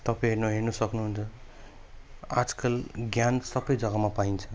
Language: Nepali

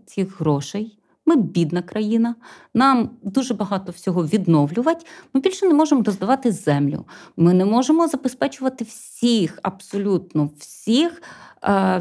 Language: Ukrainian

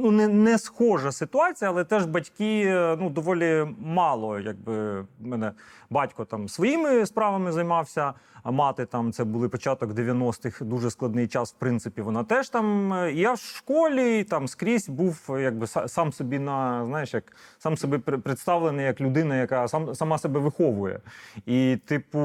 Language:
Ukrainian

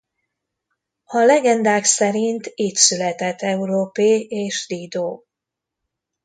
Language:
Hungarian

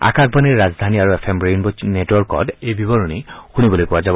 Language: Assamese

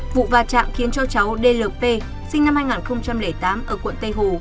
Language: Vietnamese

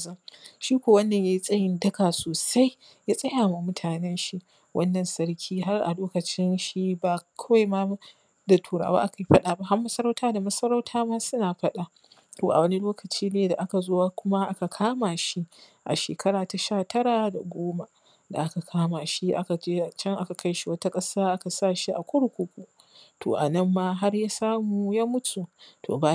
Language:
Hausa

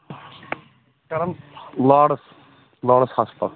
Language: Kashmiri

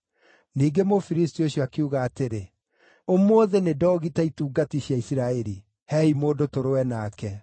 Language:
Kikuyu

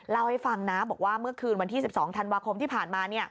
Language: Thai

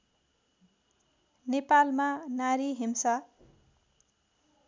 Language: Nepali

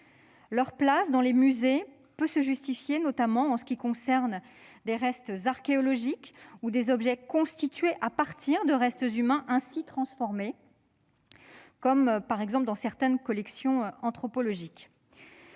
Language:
French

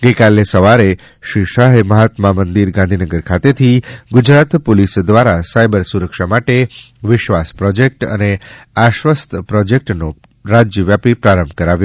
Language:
Gujarati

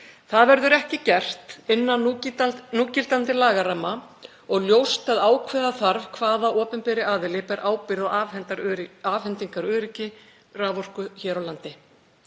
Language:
Icelandic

